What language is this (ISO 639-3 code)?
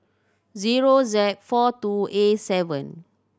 eng